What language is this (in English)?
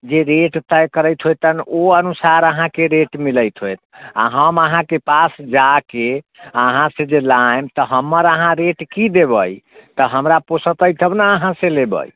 Maithili